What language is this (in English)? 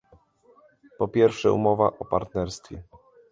Polish